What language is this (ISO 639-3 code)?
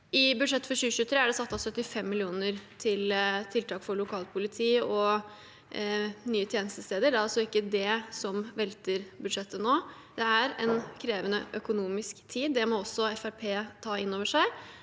nor